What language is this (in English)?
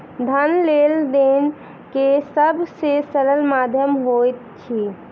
Maithili